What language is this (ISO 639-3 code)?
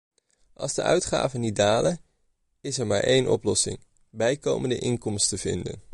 nld